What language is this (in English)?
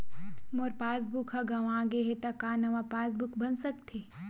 Chhattisgarhi